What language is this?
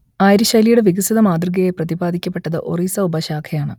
Malayalam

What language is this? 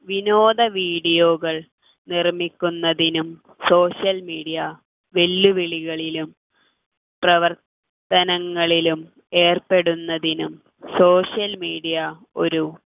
Malayalam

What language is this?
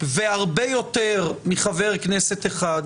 Hebrew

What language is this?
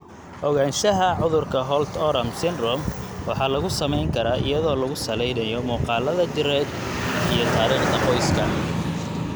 Somali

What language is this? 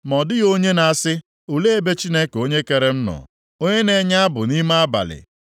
Igbo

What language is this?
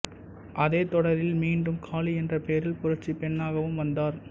Tamil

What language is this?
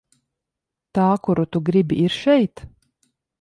Latvian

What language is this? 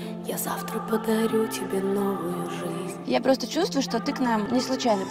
Russian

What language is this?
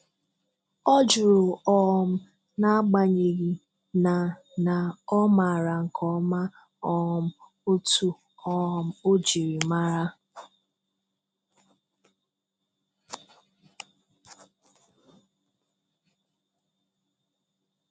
Igbo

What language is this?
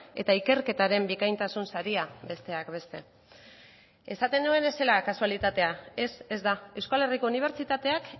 Basque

